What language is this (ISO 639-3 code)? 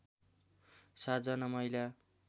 nep